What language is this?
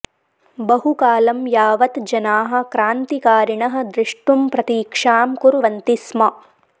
Sanskrit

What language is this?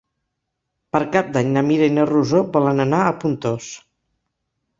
Catalan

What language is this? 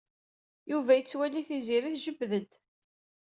Kabyle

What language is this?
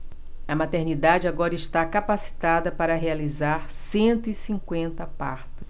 Portuguese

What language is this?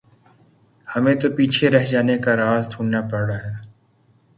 Urdu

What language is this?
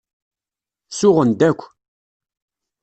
Kabyle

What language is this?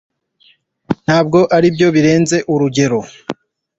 Kinyarwanda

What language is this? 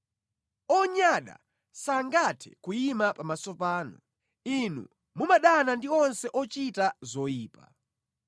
Nyanja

